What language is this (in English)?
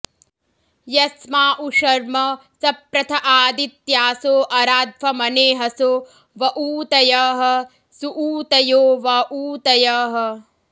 Sanskrit